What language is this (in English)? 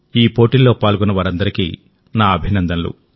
Telugu